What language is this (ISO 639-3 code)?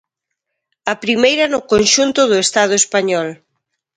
glg